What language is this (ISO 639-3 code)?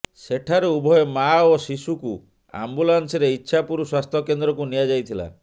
ori